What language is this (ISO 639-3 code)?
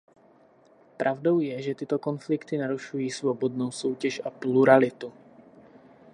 ces